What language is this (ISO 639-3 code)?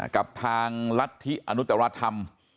tha